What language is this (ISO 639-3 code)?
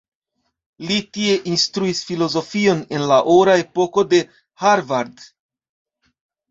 epo